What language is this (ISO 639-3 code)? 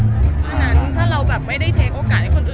tha